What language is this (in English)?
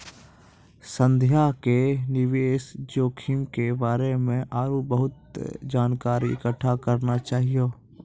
Maithili